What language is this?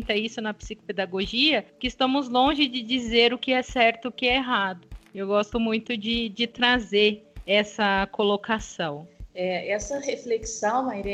Portuguese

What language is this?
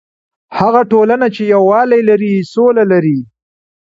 Pashto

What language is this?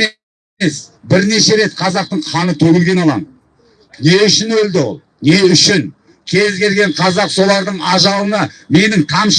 Turkish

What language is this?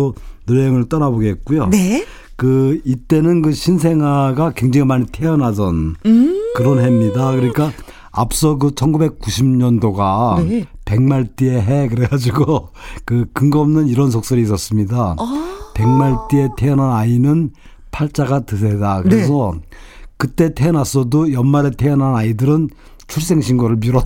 Korean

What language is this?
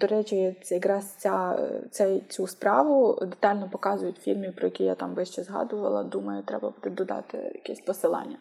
Ukrainian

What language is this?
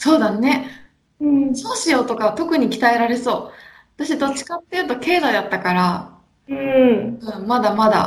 Japanese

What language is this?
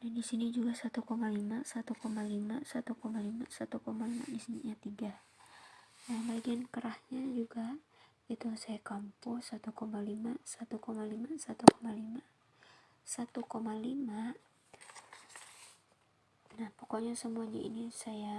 Indonesian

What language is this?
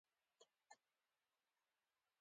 Pashto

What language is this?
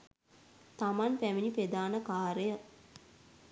Sinhala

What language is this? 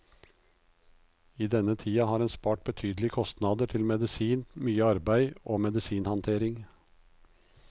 Norwegian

